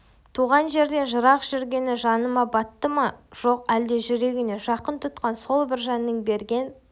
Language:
Kazakh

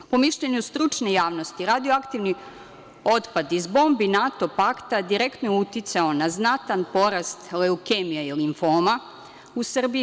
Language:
Serbian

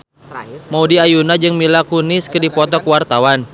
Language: Sundanese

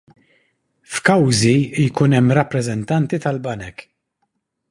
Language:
Maltese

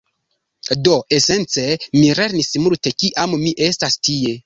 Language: Esperanto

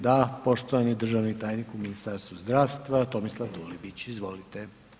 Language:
Croatian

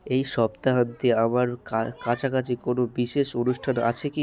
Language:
Bangla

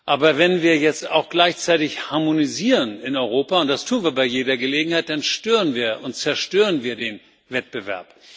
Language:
German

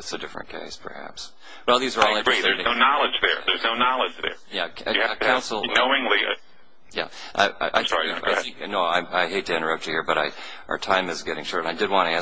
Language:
English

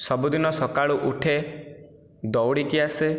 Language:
Odia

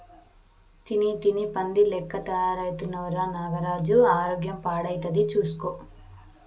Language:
Telugu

